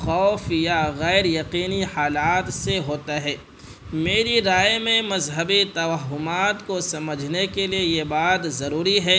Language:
Urdu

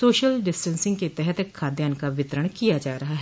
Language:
Hindi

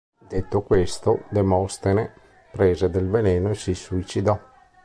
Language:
Italian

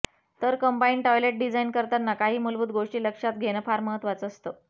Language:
Marathi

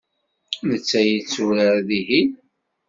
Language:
Kabyle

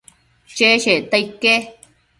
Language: Matsés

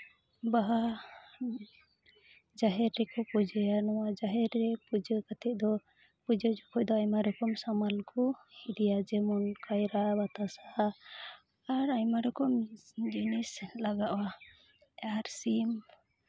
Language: Santali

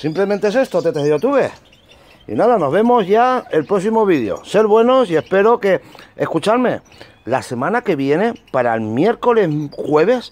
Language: Spanish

